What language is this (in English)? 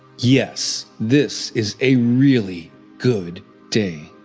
English